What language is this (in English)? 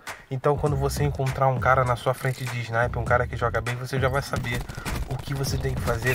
Portuguese